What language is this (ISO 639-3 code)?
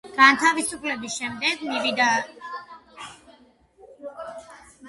kat